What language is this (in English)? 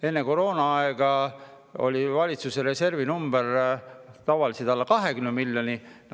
Estonian